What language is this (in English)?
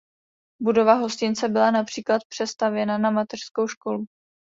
Czech